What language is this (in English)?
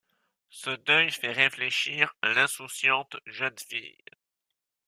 French